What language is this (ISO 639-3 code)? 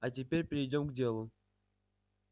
rus